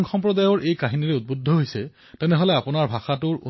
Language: Assamese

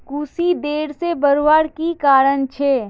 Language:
Magahi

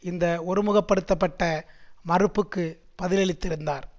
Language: Tamil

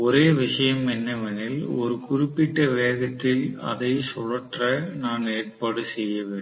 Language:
Tamil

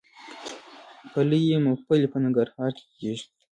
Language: Pashto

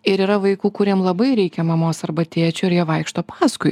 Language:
Lithuanian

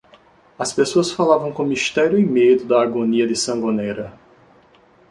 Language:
Portuguese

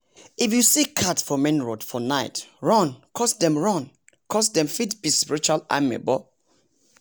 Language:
Nigerian Pidgin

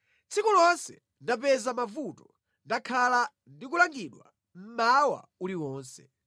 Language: Nyanja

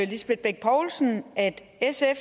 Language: Danish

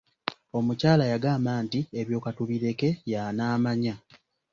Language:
Ganda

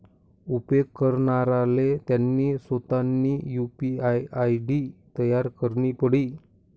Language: Marathi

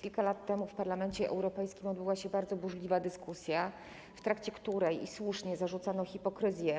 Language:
Polish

